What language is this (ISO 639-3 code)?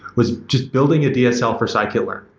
eng